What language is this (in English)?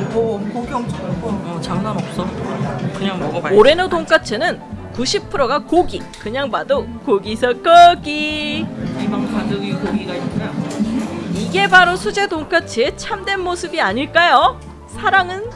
Korean